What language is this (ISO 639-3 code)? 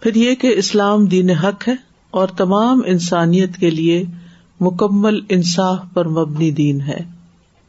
urd